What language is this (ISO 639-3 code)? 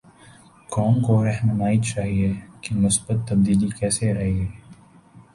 urd